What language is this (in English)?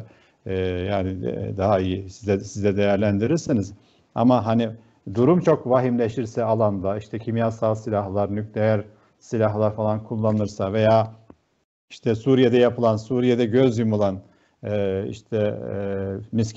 Turkish